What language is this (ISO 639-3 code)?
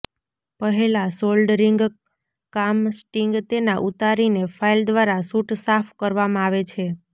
guj